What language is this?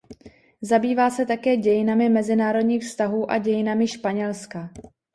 Czech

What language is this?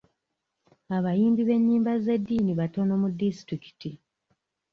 Ganda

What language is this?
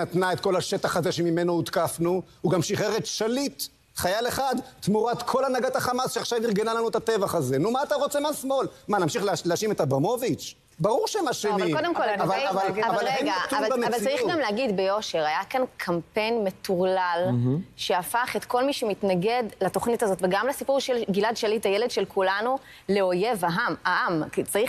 Hebrew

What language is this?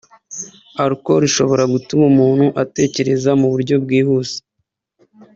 Kinyarwanda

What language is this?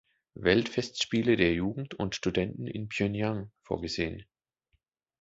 German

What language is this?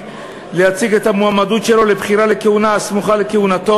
Hebrew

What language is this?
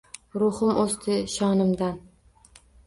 Uzbek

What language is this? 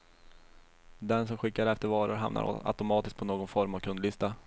Swedish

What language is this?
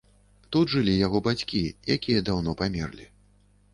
Belarusian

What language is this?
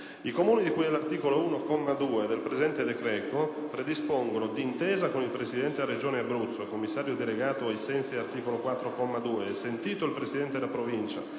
Italian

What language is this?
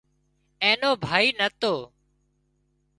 Wadiyara Koli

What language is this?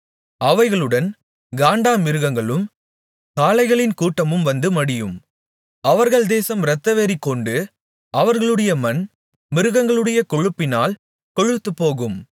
Tamil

